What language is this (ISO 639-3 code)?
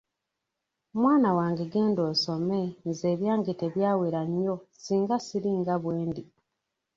lug